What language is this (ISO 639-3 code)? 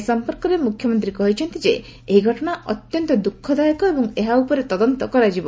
ori